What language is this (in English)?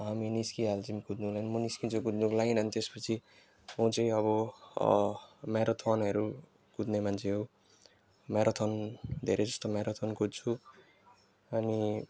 Nepali